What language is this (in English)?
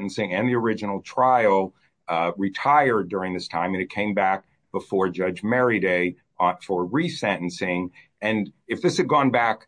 English